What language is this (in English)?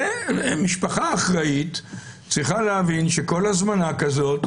Hebrew